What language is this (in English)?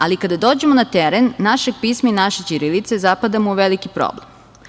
Serbian